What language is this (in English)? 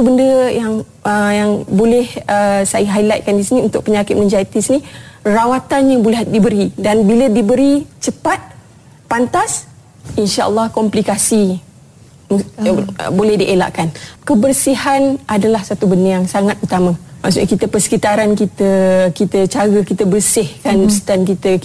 Malay